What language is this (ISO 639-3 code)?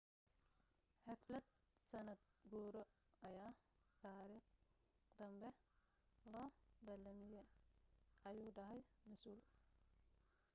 som